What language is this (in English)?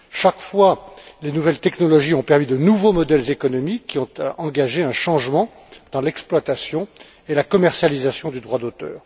French